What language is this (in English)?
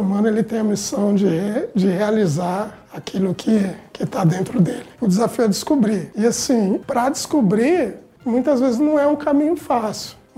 Portuguese